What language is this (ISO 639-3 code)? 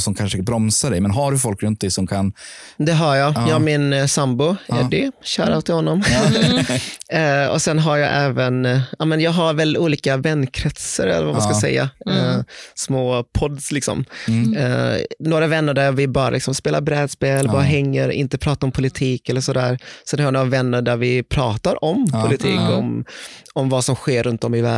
swe